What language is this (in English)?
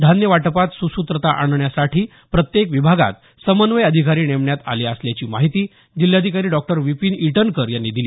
Marathi